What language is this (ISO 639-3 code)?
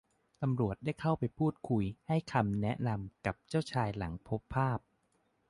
tha